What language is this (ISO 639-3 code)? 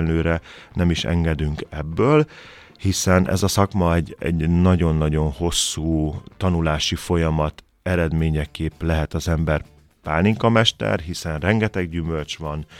hun